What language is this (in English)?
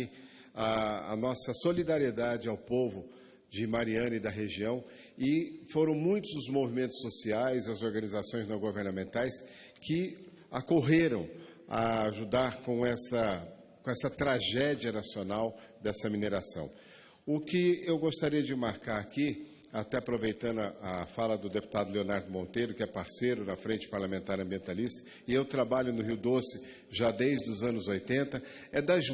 Portuguese